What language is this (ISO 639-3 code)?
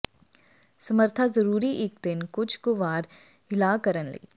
pan